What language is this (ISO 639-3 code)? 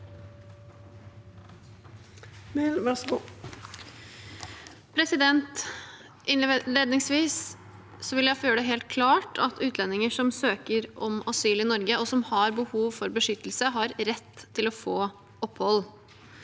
nor